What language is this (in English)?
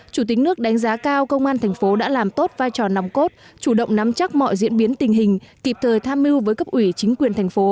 Vietnamese